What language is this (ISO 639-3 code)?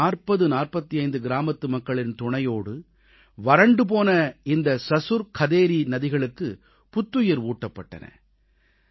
tam